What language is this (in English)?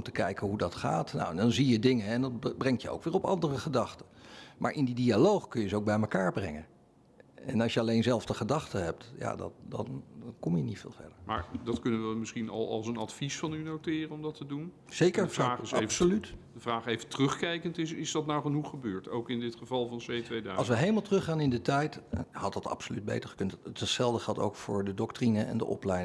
Dutch